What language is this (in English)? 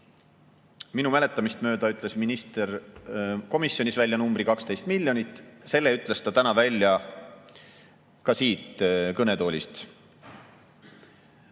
Estonian